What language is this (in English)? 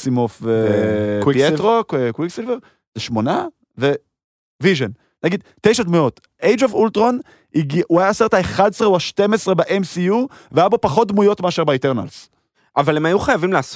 Hebrew